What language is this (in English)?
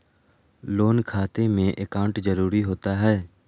Magahi